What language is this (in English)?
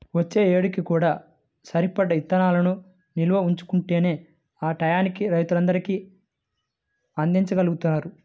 Telugu